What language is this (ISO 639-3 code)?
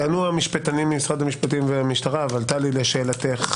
heb